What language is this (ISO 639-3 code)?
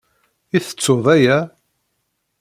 kab